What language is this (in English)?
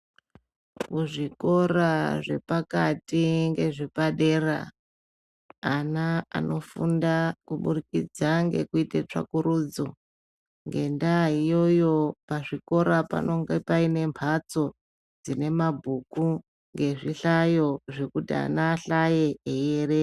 Ndau